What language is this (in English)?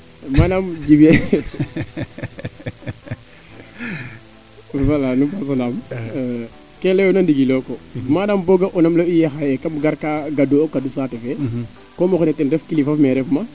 Serer